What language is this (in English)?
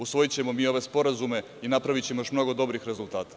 Serbian